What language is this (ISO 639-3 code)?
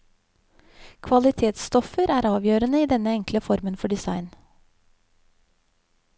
nor